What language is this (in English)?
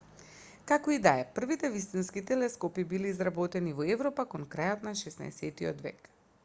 Macedonian